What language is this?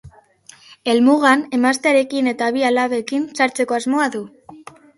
Basque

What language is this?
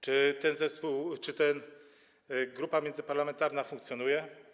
Polish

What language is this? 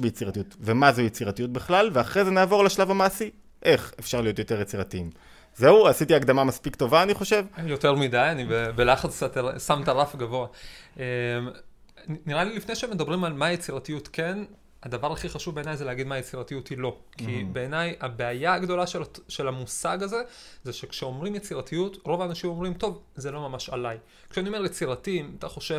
Hebrew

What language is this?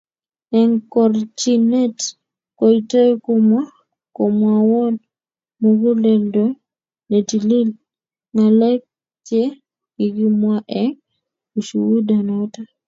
Kalenjin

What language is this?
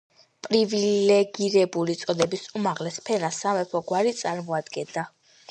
Georgian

